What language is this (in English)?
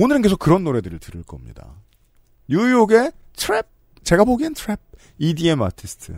Korean